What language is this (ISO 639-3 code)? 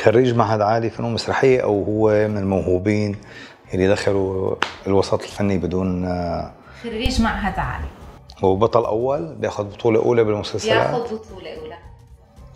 ara